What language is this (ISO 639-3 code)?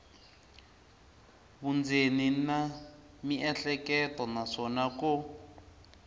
tso